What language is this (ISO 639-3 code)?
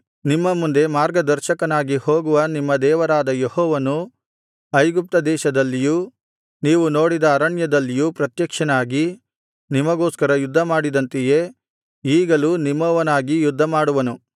kan